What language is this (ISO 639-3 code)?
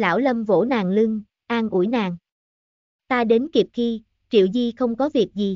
vie